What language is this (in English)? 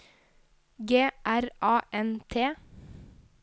Norwegian